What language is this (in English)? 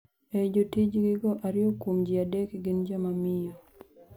Luo (Kenya and Tanzania)